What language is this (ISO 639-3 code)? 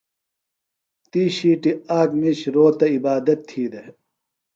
phl